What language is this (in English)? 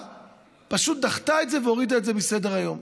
Hebrew